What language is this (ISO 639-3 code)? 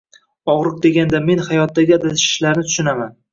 uzb